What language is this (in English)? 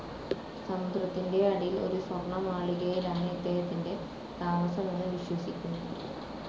Malayalam